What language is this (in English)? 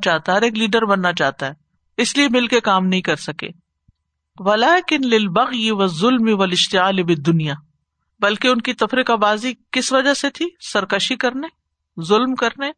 Urdu